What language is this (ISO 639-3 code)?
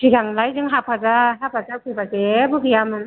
brx